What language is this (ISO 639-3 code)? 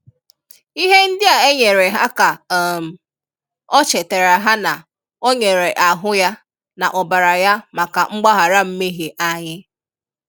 ibo